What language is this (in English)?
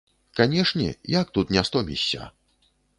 Belarusian